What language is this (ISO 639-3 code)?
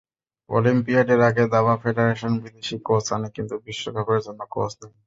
ben